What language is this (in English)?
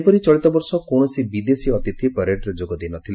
Odia